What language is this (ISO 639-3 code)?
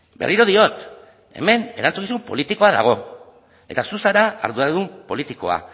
eus